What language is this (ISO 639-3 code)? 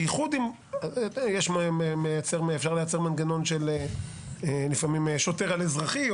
heb